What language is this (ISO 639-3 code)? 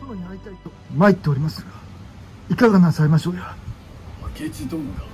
jpn